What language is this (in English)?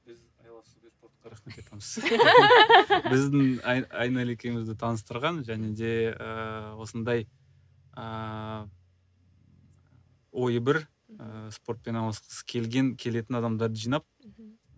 Kazakh